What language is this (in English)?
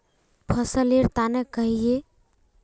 Magahi